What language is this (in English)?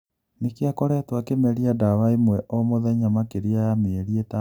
Kikuyu